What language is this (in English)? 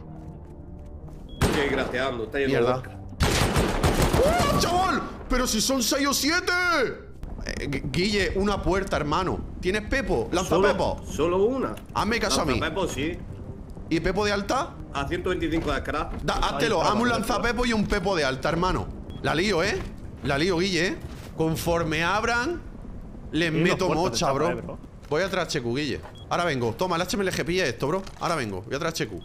Spanish